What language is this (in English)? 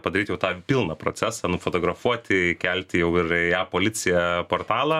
Lithuanian